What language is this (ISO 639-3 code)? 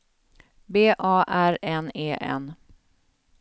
swe